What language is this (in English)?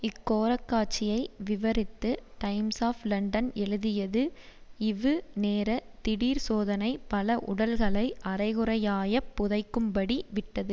Tamil